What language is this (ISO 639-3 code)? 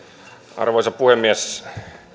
fin